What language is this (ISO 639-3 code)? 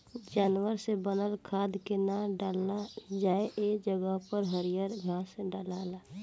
bho